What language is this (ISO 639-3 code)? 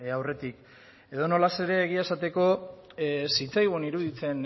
eus